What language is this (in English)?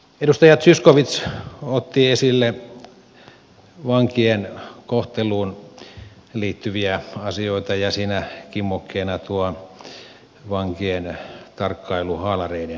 Finnish